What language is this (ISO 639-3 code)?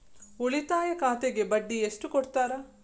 kan